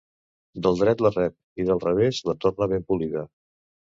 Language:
Catalan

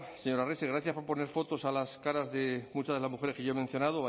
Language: Spanish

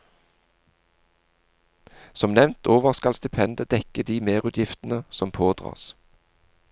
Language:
Norwegian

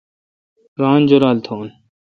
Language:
Kalkoti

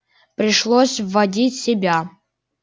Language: Russian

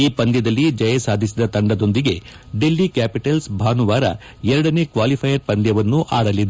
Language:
Kannada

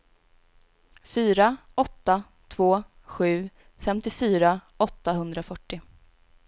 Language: Swedish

